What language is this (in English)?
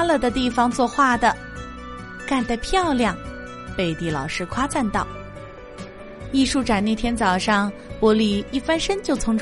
Chinese